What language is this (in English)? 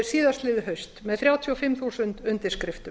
Icelandic